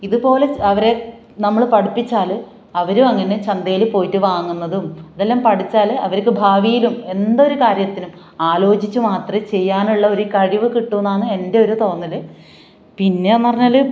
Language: Malayalam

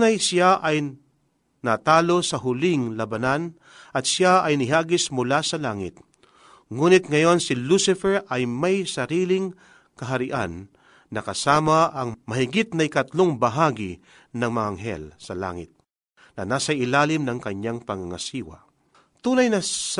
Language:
Filipino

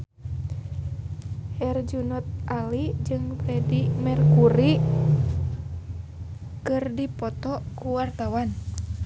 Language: Sundanese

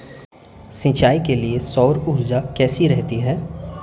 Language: Hindi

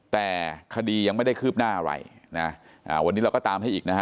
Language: Thai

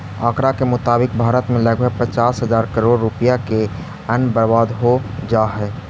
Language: Magahi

